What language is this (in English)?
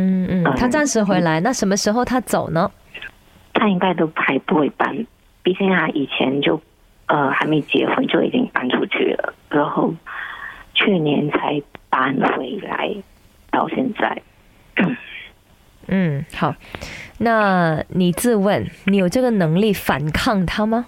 Chinese